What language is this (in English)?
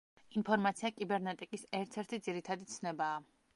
Georgian